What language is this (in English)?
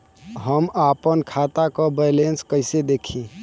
Bhojpuri